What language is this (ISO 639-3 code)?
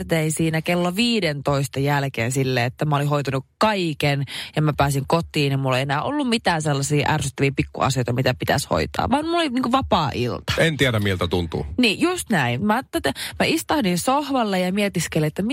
fin